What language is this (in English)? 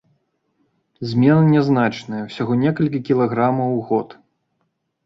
Belarusian